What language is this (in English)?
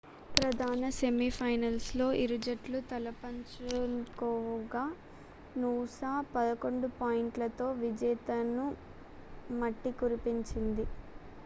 Telugu